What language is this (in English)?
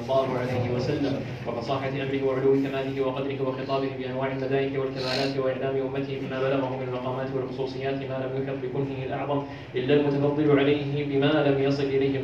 Arabic